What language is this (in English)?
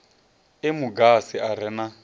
Venda